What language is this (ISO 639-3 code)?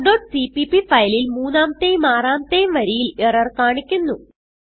mal